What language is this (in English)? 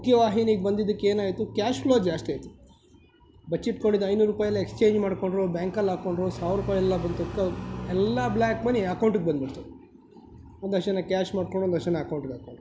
Kannada